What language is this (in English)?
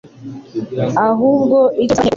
Kinyarwanda